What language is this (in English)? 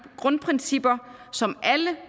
Danish